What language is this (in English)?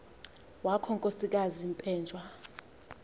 Xhosa